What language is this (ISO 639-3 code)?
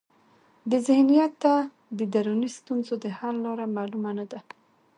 pus